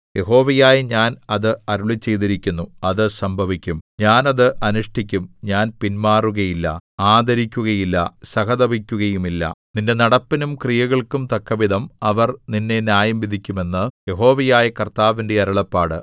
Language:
Malayalam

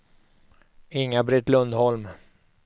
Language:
Swedish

